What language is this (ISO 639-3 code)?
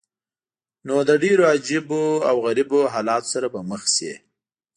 pus